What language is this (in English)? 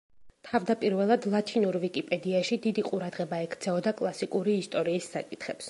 Georgian